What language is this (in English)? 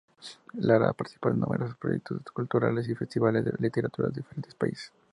Spanish